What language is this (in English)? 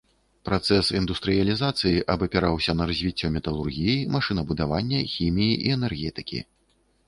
Belarusian